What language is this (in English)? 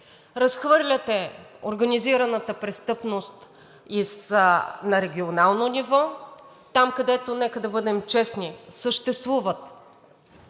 Bulgarian